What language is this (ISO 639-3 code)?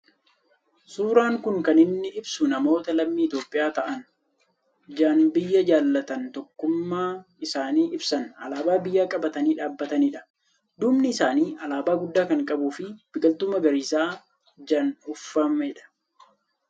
orm